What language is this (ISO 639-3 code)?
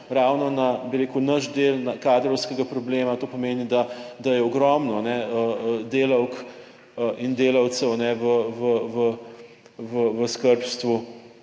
slv